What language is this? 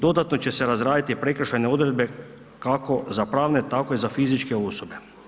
Croatian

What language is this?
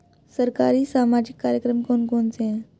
Hindi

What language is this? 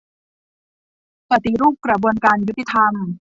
Thai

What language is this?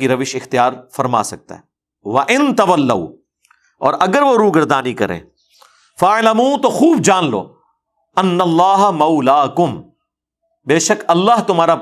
Urdu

